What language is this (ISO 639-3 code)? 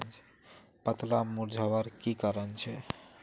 mag